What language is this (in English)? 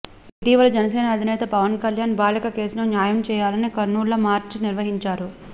Telugu